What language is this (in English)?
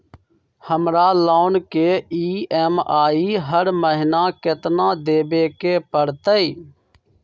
Magahi